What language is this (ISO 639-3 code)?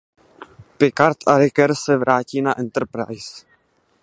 ces